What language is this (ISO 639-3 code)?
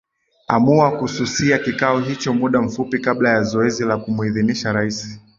swa